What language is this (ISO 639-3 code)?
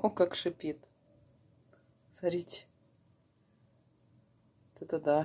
rus